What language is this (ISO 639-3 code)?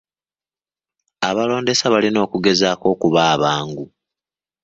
lug